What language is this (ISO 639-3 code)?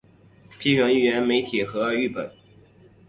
zho